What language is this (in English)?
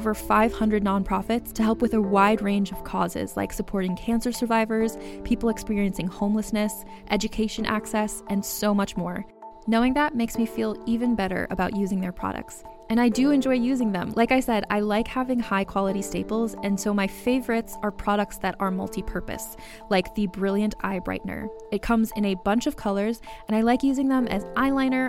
English